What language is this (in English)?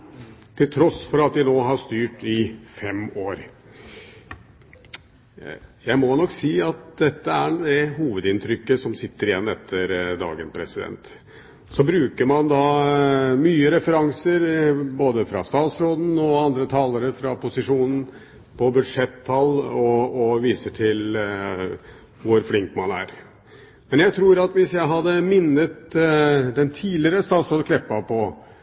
Norwegian Bokmål